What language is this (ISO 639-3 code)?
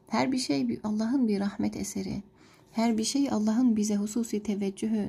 tur